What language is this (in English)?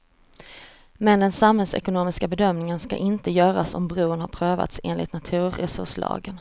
Swedish